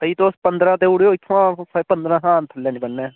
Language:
Dogri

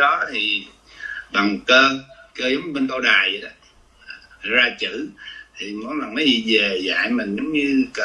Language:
Vietnamese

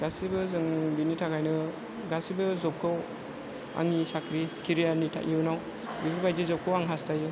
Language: Bodo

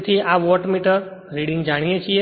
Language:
Gujarati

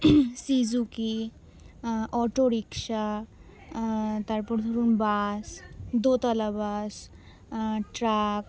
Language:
Bangla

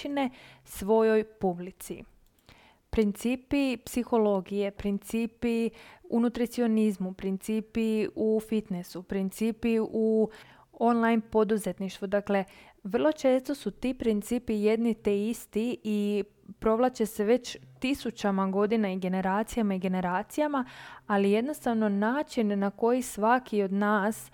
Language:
Croatian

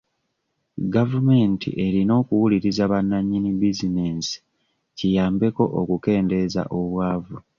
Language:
Ganda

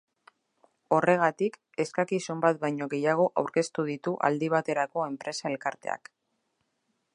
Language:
Basque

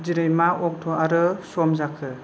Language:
Bodo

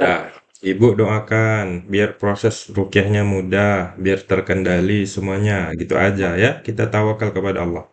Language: Indonesian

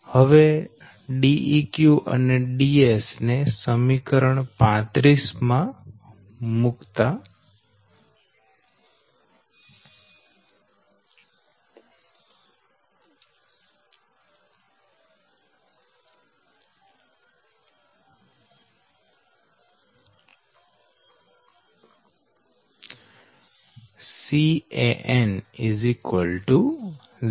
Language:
Gujarati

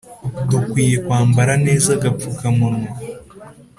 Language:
Kinyarwanda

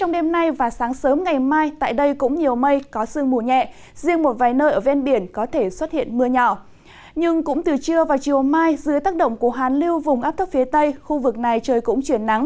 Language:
Vietnamese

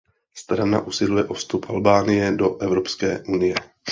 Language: Czech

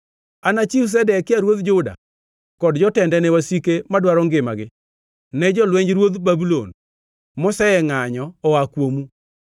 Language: Luo (Kenya and Tanzania)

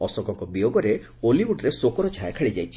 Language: Odia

